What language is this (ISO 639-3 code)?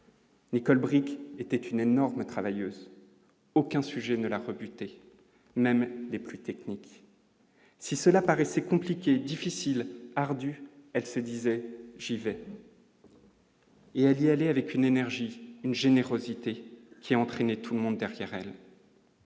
fra